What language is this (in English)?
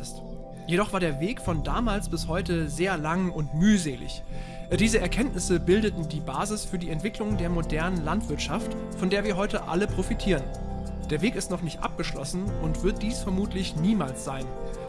German